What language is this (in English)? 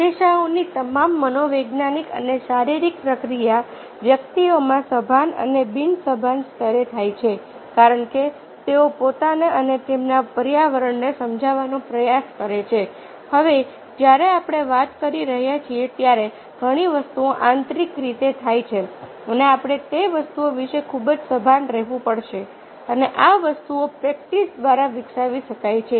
Gujarati